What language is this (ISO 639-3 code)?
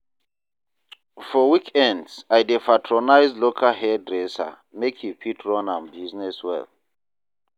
pcm